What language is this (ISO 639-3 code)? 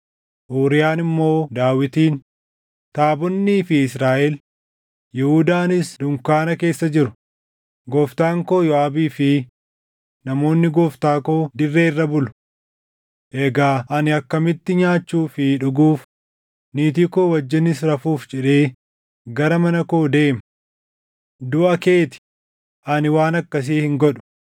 orm